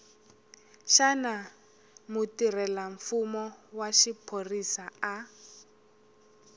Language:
Tsonga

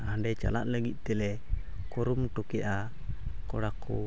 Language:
Santali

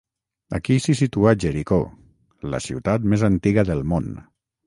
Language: Catalan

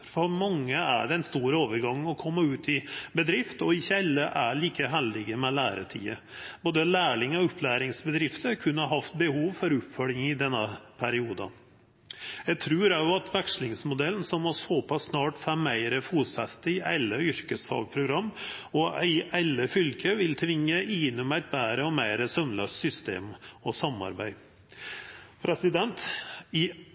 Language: Norwegian Nynorsk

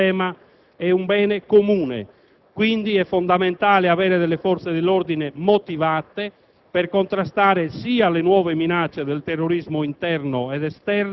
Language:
Italian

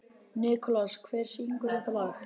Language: Icelandic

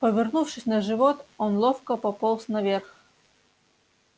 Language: Russian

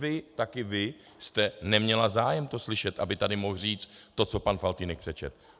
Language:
Czech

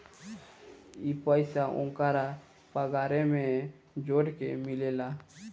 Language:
Bhojpuri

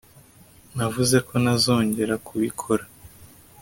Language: Kinyarwanda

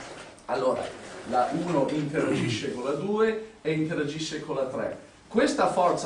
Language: Italian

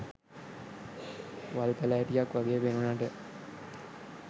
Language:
Sinhala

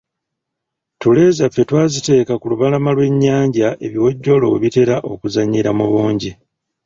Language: Ganda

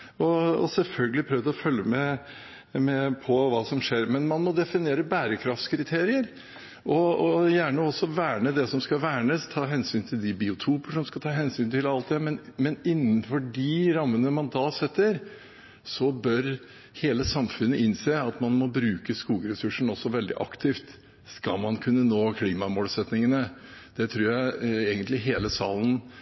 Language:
Norwegian Bokmål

